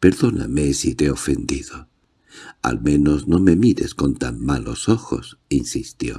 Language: Spanish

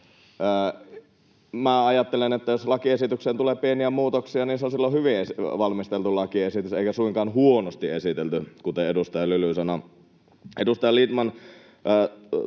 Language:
Finnish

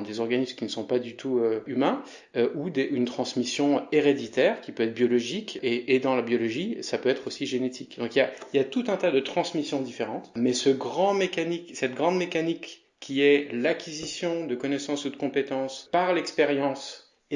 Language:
French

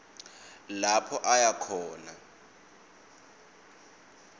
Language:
Swati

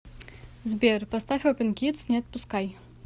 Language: Russian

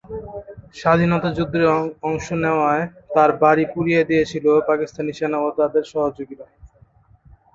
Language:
Bangla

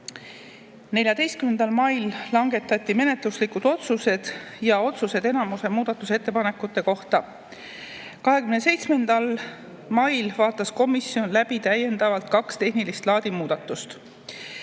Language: Estonian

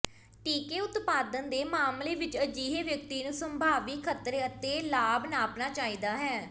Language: Punjabi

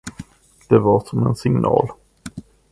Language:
Swedish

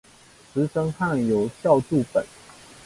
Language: Chinese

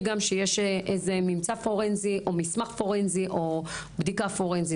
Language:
Hebrew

